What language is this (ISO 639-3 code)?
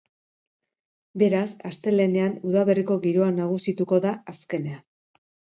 eus